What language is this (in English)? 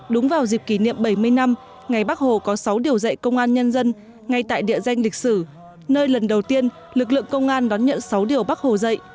Vietnamese